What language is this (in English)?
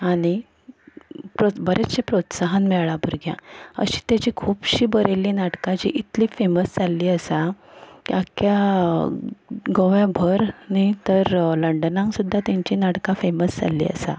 Konkani